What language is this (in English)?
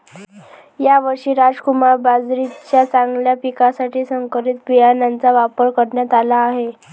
Marathi